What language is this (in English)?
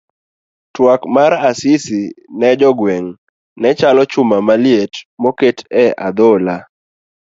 Luo (Kenya and Tanzania)